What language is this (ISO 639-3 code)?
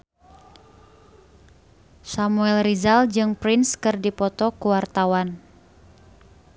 sun